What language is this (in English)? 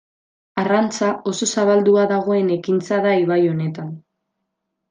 Basque